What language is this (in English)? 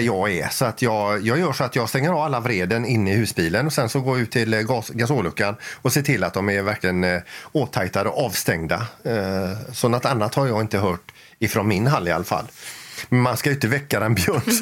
Swedish